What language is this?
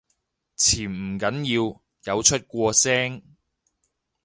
Cantonese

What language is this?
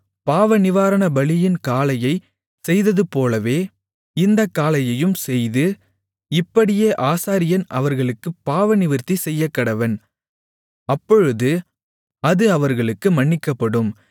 Tamil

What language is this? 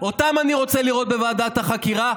Hebrew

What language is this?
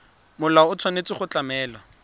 Tswana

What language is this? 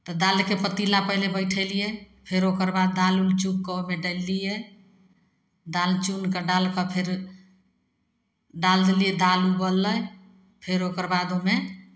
Maithili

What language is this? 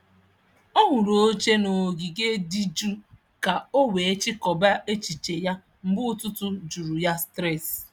Igbo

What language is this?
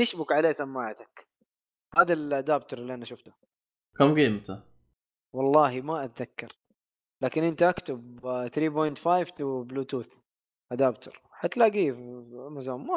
Arabic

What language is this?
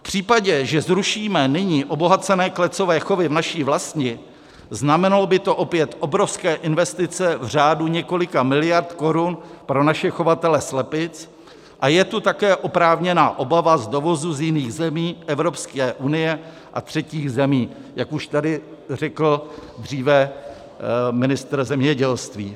Czech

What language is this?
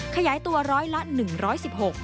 Thai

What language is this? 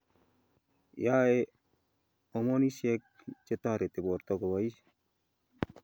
Kalenjin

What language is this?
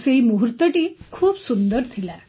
Odia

